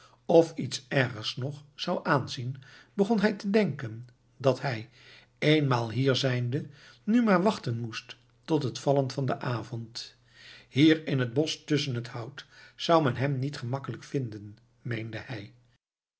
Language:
Dutch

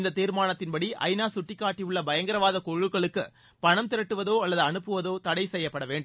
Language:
Tamil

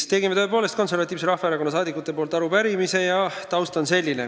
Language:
Estonian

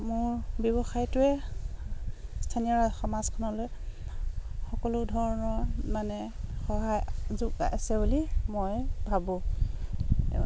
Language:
Assamese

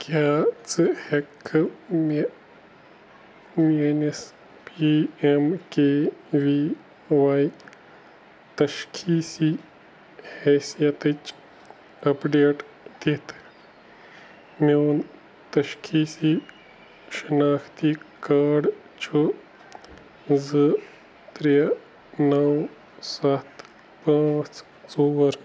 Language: Kashmiri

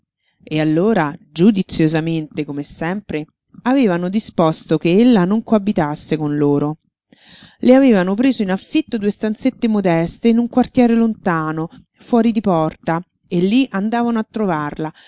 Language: Italian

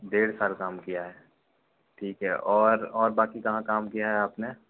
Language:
Hindi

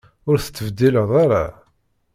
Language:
Kabyle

